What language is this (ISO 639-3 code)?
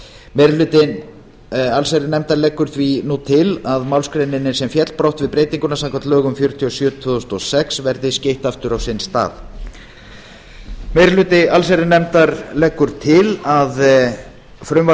isl